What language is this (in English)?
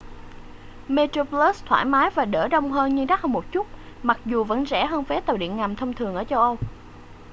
Vietnamese